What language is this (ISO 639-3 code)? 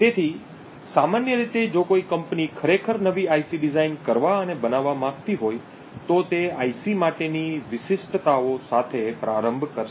guj